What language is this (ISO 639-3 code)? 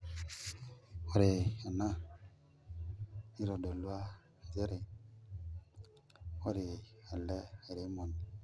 mas